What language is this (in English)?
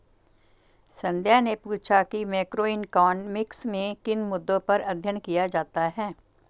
Hindi